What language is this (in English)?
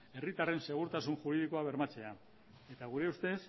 Basque